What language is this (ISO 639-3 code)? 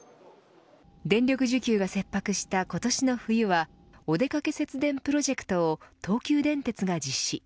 jpn